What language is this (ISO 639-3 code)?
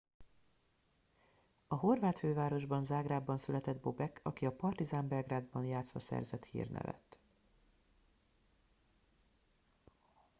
hun